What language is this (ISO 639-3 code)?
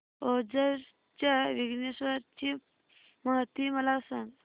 mar